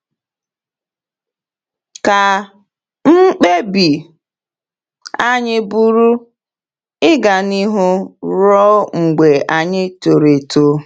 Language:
Igbo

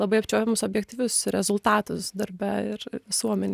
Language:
Lithuanian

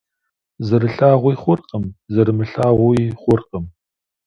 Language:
Kabardian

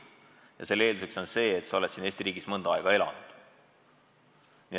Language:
Estonian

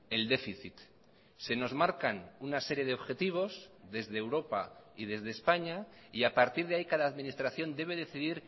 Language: Spanish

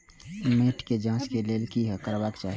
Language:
Maithili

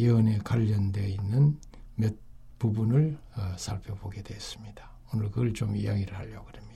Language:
Korean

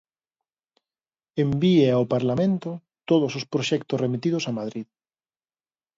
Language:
Galician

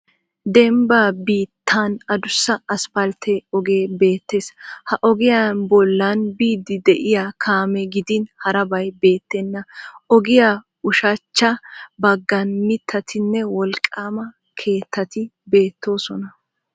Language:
Wolaytta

